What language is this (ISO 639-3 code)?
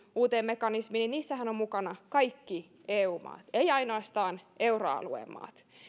fin